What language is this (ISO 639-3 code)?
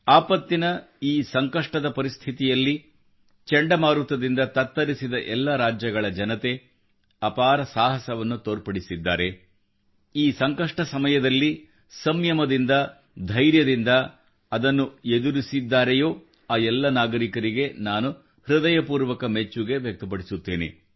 kan